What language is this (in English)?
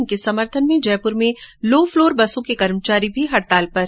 Hindi